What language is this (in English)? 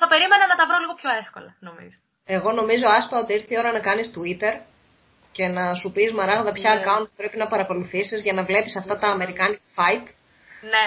Greek